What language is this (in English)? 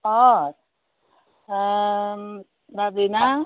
Bodo